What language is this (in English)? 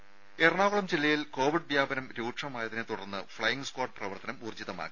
Malayalam